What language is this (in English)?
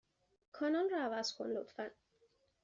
Persian